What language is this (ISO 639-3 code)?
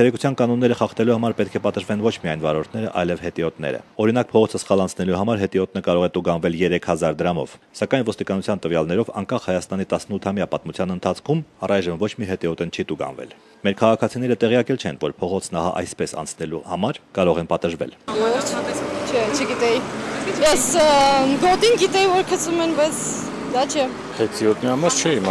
ron